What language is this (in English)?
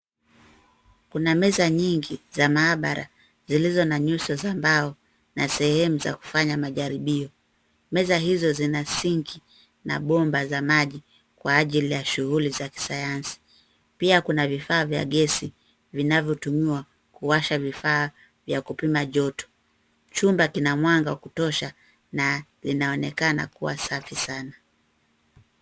Swahili